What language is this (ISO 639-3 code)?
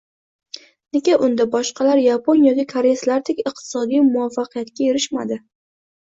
uzb